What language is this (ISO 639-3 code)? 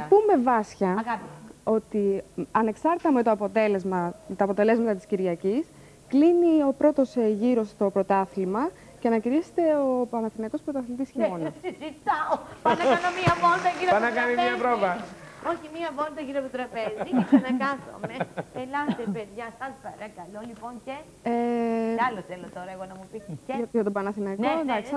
ell